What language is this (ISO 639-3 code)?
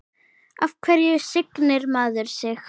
isl